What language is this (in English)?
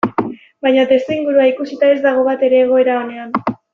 Basque